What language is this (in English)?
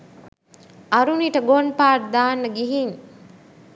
Sinhala